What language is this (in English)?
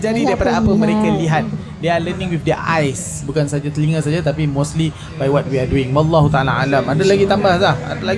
Malay